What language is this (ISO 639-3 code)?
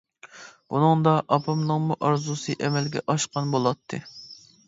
uig